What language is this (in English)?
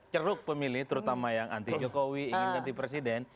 Indonesian